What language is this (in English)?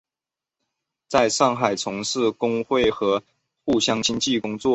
Chinese